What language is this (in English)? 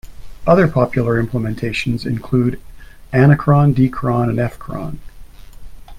English